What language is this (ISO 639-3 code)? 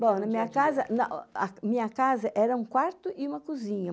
por